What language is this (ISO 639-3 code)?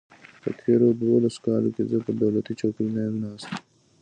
pus